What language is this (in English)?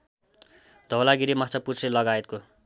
Nepali